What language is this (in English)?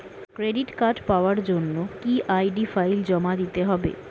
Bangla